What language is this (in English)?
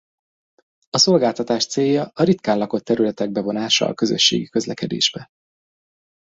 Hungarian